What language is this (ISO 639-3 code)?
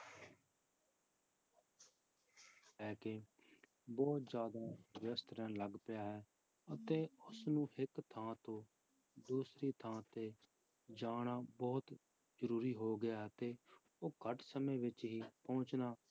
pan